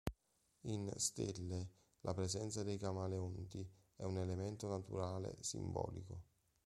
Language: Italian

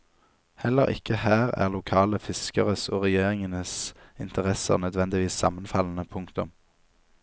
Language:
Norwegian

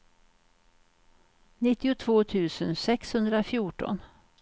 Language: Swedish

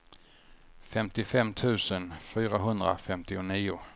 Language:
Swedish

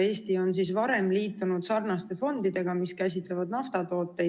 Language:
Estonian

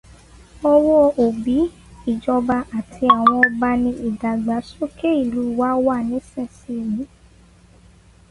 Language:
Yoruba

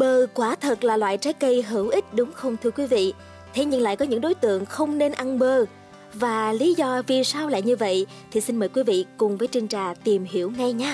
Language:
Vietnamese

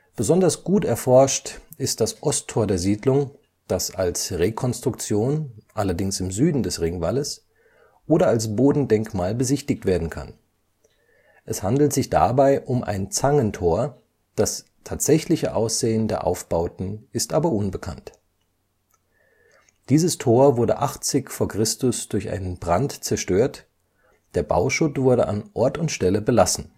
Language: German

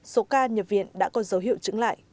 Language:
Vietnamese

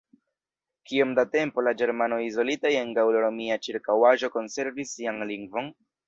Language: Esperanto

